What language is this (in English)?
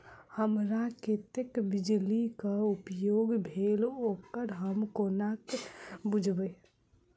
Maithili